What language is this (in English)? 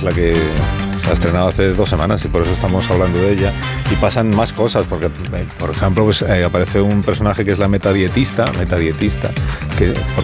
Spanish